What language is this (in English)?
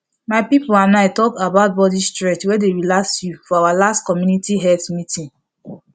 Nigerian Pidgin